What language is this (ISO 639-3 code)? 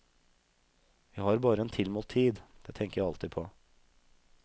nor